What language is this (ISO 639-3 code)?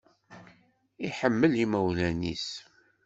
kab